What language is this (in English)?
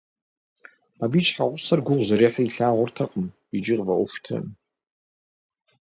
Kabardian